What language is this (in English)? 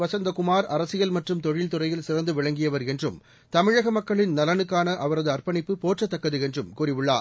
Tamil